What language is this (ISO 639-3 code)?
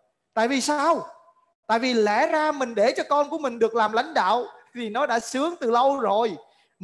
vie